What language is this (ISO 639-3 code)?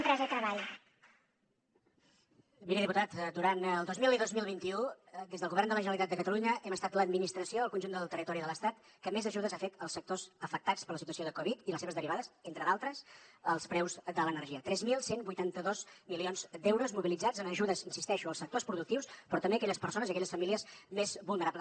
cat